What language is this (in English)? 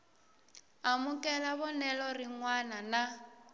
Tsonga